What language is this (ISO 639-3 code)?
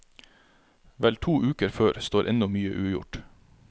nor